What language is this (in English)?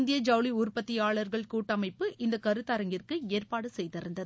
Tamil